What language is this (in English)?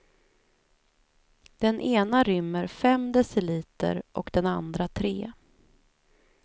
Swedish